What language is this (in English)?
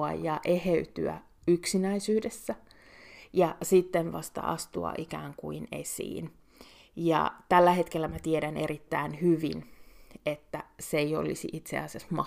Finnish